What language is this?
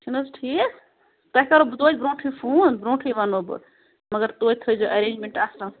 Kashmiri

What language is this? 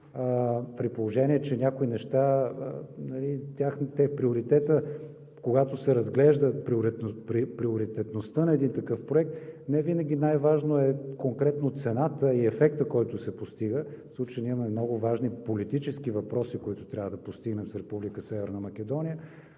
Bulgarian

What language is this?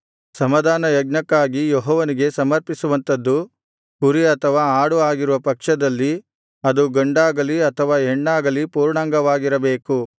Kannada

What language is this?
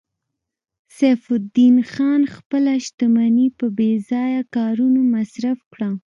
Pashto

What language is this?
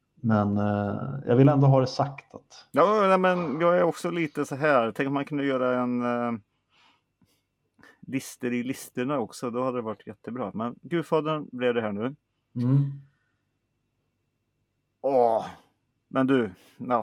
Swedish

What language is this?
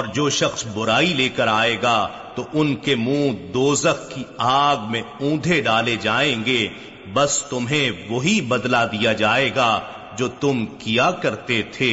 Urdu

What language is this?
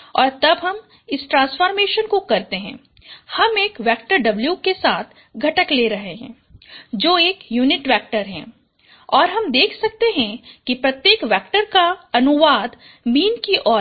Hindi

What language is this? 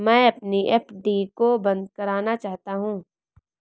Hindi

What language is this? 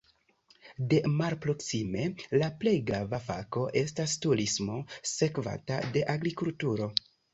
Esperanto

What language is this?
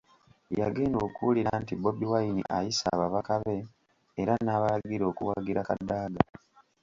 Ganda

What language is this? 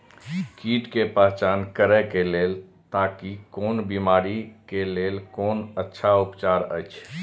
Maithili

